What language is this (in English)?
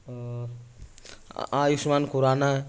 Urdu